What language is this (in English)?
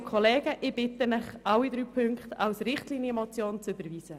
Swiss German